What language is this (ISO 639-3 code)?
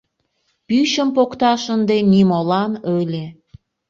chm